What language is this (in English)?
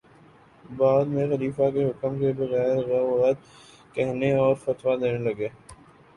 Urdu